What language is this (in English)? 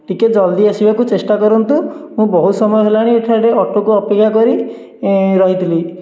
Odia